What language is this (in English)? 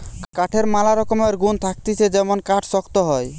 Bangla